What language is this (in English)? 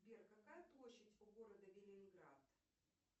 Russian